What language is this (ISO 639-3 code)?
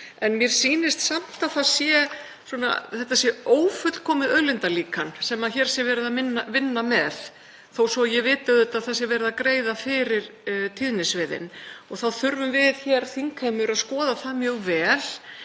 isl